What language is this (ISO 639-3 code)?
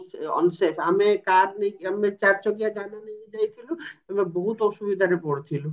ori